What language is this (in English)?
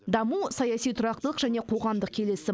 Kazakh